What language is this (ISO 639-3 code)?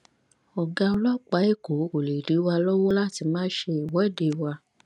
yor